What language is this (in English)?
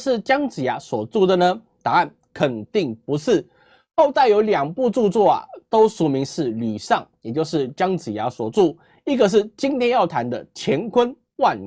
Chinese